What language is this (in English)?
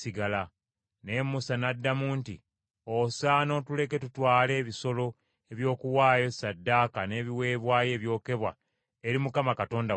Ganda